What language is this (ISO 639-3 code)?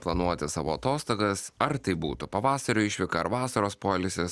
lit